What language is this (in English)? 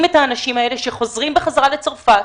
Hebrew